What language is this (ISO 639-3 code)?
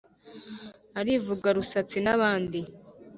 kin